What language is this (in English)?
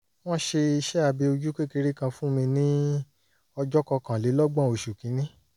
Yoruba